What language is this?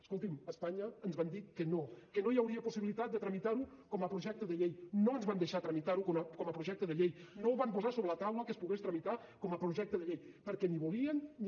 Catalan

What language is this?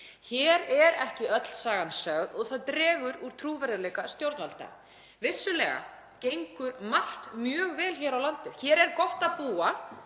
Icelandic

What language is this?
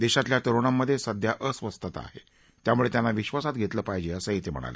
Marathi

